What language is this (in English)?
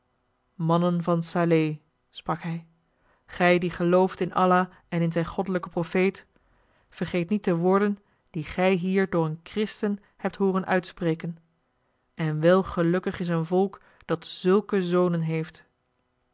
Dutch